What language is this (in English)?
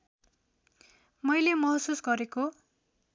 Nepali